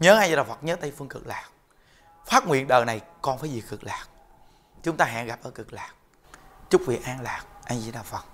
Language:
Vietnamese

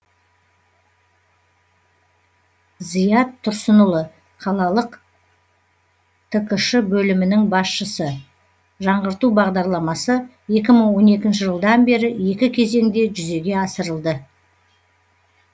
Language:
Kazakh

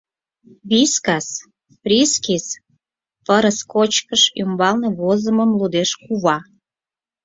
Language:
Mari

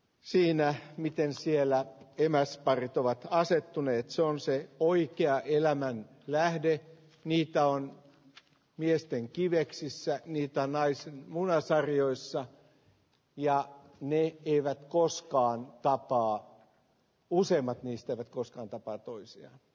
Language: Finnish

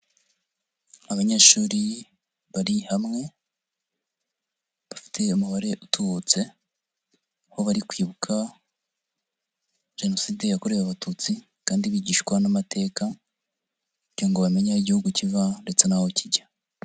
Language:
Kinyarwanda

